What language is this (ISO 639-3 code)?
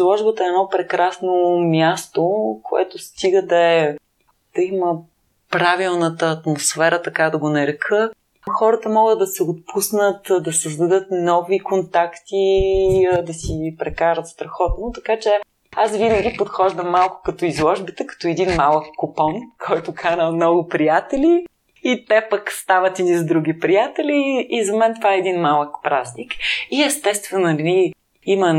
bul